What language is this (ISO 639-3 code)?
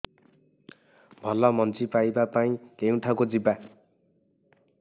ori